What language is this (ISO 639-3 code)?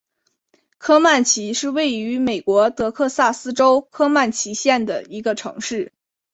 zho